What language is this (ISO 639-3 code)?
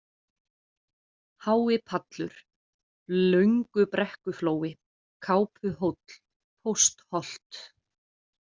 isl